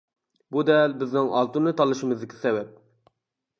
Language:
Uyghur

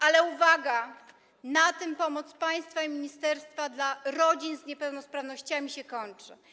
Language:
Polish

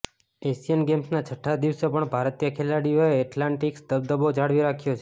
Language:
Gujarati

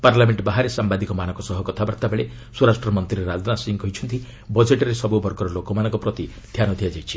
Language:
Odia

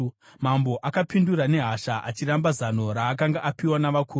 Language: Shona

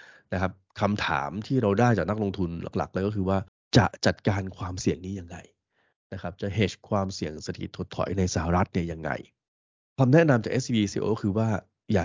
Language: Thai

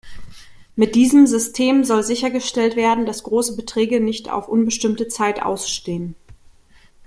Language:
German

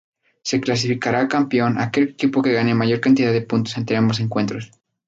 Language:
Spanish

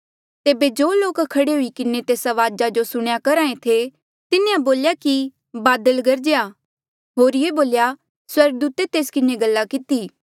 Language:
Mandeali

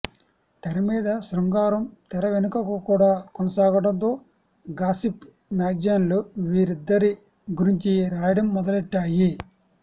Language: Telugu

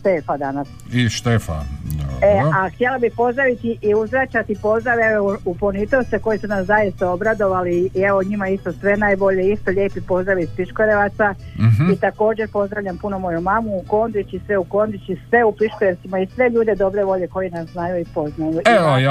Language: Croatian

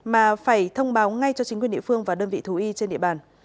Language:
Vietnamese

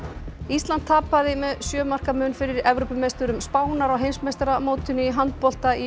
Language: Icelandic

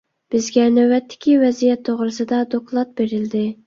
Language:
Uyghur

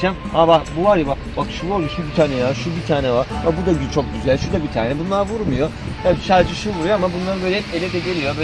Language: Turkish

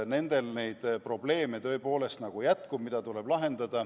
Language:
Estonian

